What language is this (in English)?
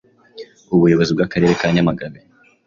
Kinyarwanda